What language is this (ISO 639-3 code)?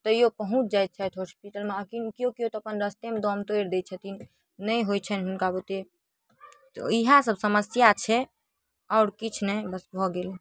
mai